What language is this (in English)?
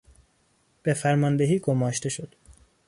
Persian